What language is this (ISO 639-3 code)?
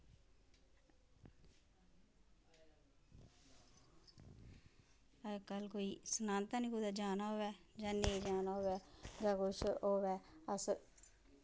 doi